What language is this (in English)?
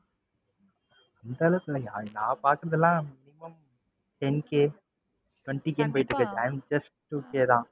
Tamil